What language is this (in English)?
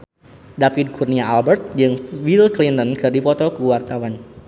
Sundanese